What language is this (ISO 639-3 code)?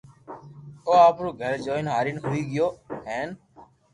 lrk